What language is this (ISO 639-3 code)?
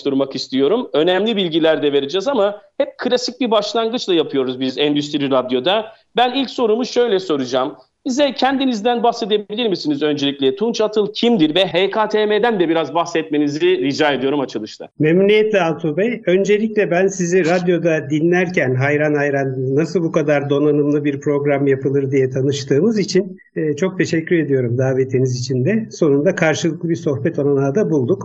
tur